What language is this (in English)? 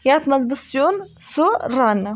Kashmiri